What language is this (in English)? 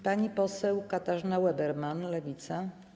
Polish